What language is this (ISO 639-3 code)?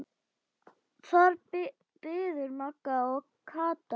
isl